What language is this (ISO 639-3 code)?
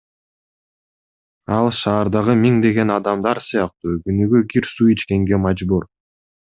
kir